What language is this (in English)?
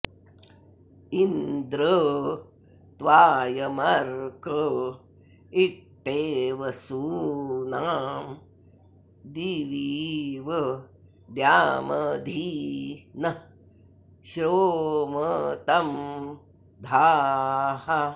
Sanskrit